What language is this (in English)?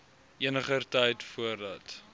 Afrikaans